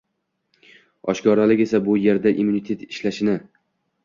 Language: Uzbek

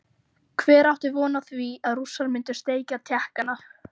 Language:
Icelandic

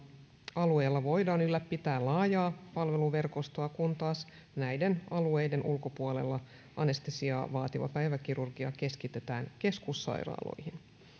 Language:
Finnish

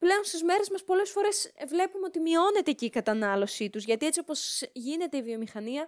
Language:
Greek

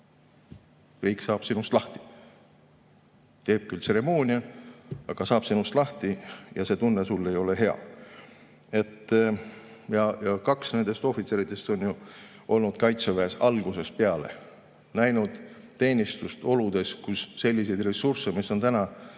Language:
Estonian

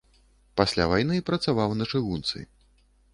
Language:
Belarusian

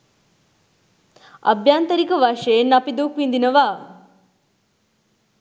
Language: Sinhala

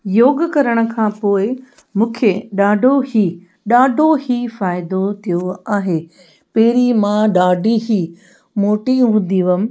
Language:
Sindhi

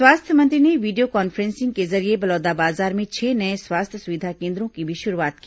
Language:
Hindi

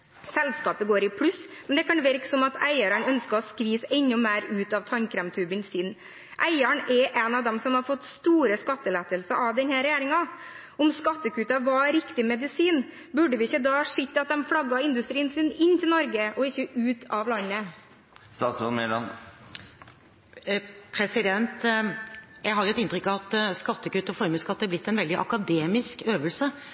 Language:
Norwegian Bokmål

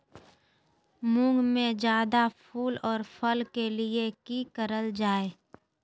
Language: Magahi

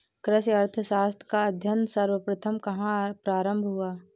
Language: Hindi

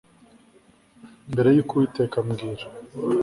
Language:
Kinyarwanda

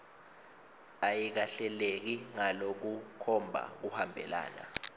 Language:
Swati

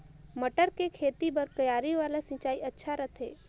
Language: Chhattisgarhi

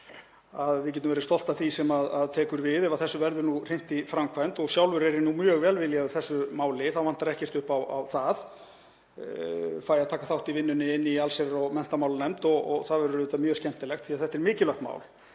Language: Icelandic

